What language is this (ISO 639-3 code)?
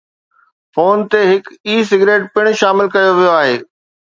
snd